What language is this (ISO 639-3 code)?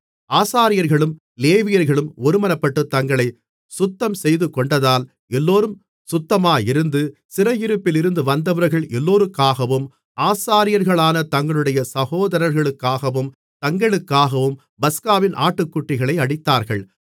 tam